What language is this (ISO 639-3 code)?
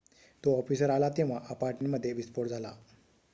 mar